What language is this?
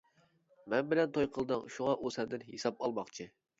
Uyghur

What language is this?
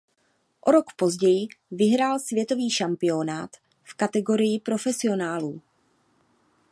Czech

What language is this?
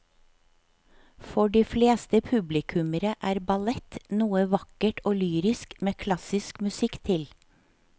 Norwegian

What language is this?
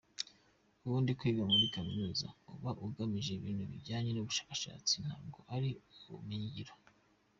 Kinyarwanda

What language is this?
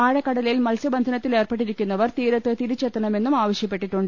Malayalam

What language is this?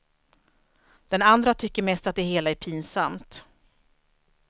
Swedish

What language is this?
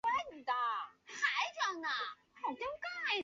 Chinese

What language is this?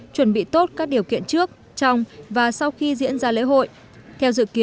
Vietnamese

